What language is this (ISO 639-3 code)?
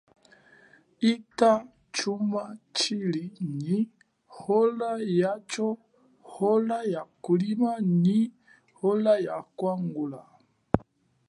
cjk